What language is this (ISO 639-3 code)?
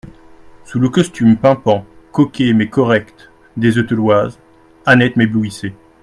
fra